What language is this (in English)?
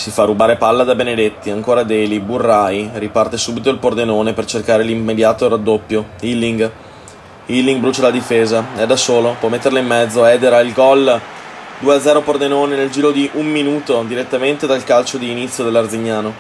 Italian